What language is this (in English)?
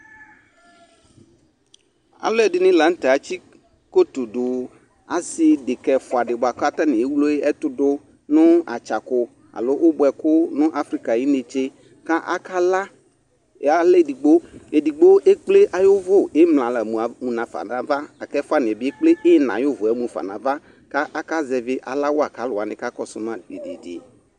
Ikposo